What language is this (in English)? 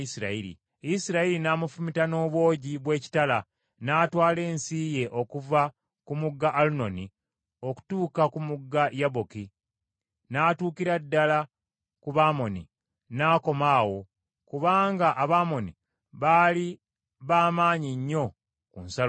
Ganda